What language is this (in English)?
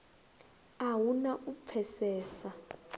Venda